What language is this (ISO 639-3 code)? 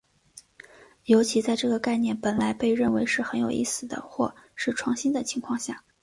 zho